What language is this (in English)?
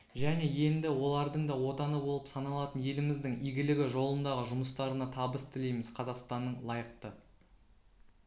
Kazakh